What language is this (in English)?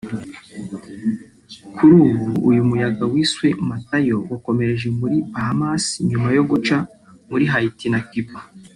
Kinyarwanda